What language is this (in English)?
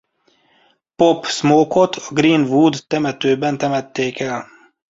Hungarian